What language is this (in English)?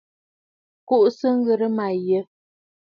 Bafut